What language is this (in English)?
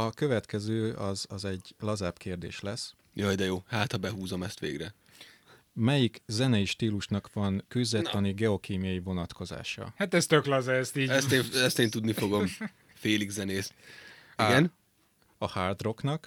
Hungarian